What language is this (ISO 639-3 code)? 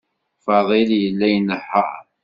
kab